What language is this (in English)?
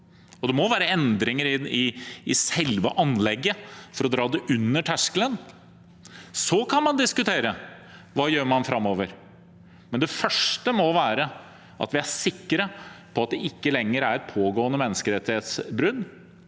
Norwegian